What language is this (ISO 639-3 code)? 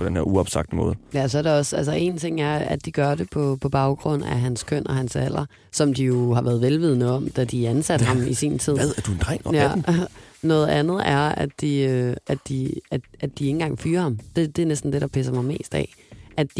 dan